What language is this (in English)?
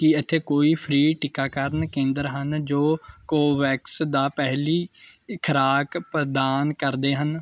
Punjabi